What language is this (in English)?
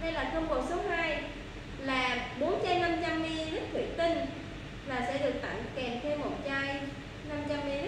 Vietnamese